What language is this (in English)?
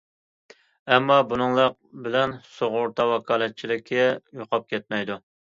Uyghur